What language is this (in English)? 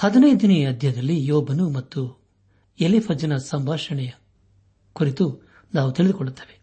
Kannada